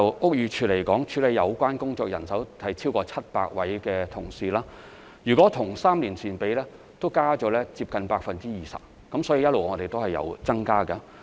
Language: Cantonese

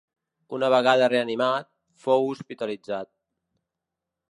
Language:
Catalan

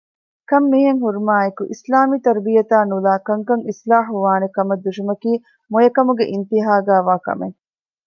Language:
Divehi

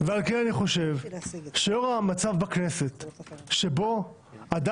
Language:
Hebrew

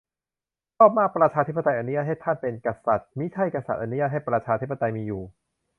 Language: Thai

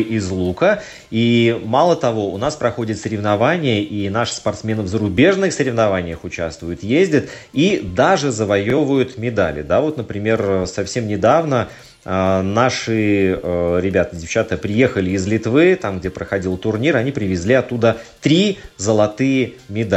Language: Russian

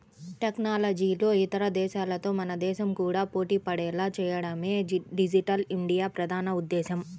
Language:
Telugu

